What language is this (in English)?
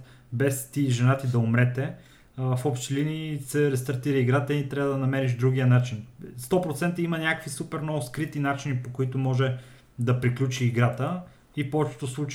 Bulgarian